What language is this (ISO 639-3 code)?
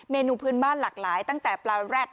tha